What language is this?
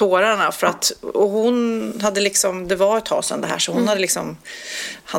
Swedish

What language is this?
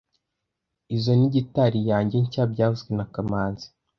Kinyarwanda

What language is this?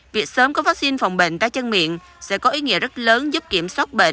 Vietnamese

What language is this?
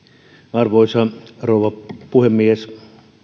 Finnish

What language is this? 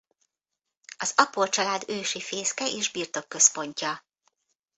Hungarian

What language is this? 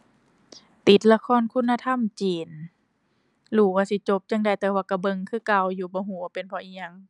Thai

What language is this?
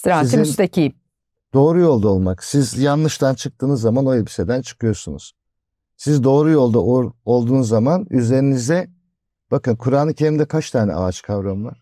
Turkish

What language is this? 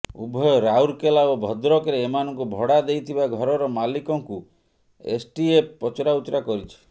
Odia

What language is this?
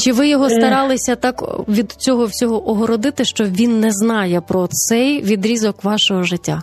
Ukrainian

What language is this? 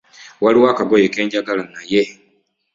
Ganda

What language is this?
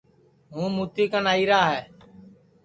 Sansi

